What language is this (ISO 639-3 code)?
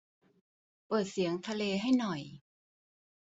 tha